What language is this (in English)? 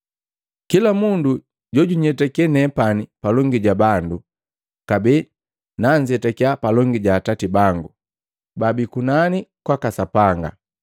Matengo